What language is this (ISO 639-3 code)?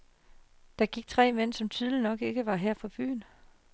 dan